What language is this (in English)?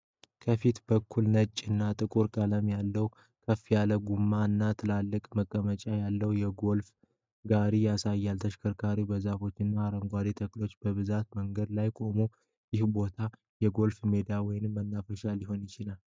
Amharic